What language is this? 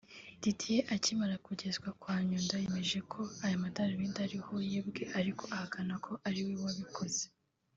Kinyarwanda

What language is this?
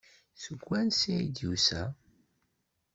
Kabyle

